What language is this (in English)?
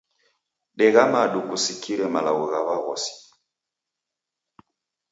Taita